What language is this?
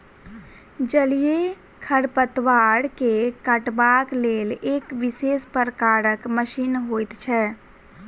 Maithili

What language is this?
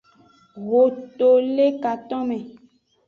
Aja (Benin)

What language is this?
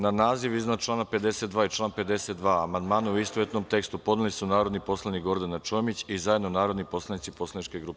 Serbian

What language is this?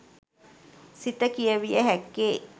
Sinhala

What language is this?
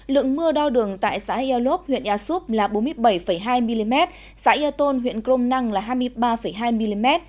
Vietnamese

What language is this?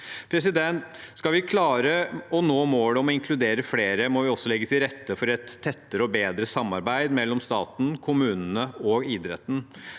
Norwegian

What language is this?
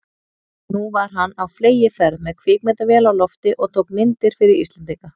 Icelandic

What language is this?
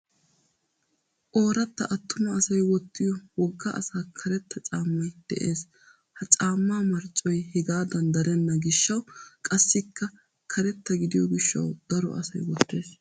Wolaytta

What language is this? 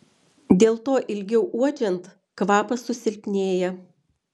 Lithuanian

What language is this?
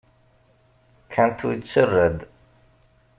Kabyle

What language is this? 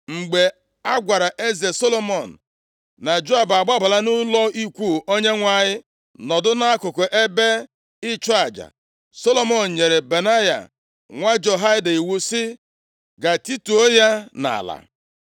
Igbo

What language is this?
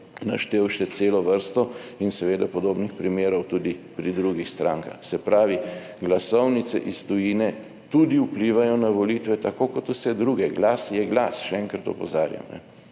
Slovenian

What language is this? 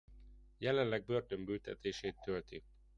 Hungarian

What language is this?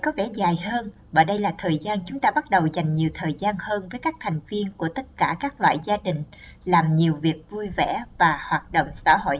Vietnamese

